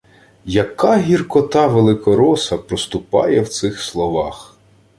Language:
Ukrainian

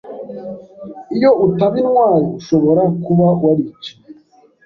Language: Kinyarwanda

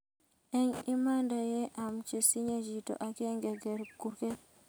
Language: Kalenjin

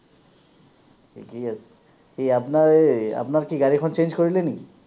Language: Assamese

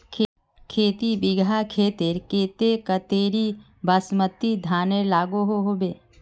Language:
Magahi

